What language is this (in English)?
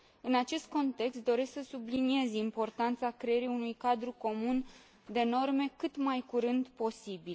Romanian